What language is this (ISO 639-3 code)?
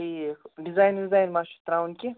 kas